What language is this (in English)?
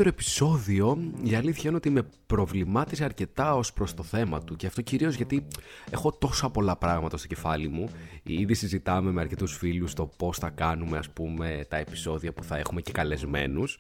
Greek